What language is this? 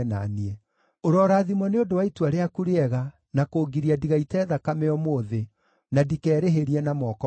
Kikuyu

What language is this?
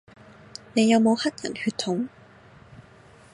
Cantonese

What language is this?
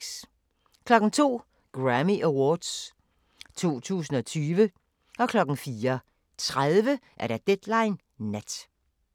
Danish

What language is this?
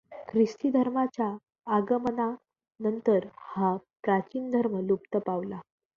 Marathi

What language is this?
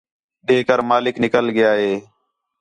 Khetrani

